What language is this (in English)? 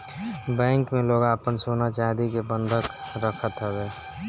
Bhojpuri